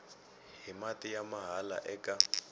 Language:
Tsonga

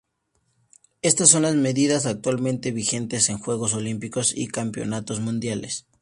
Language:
Spanish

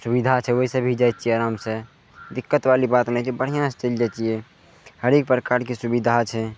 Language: Maithili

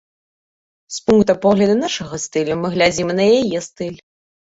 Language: Belarusian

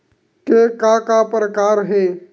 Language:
Chhattisgarhi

